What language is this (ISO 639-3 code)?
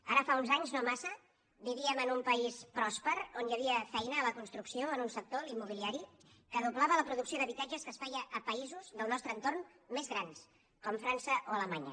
cat